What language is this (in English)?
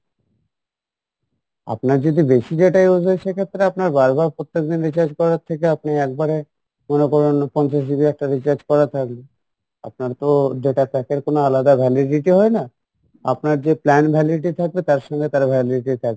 Bangla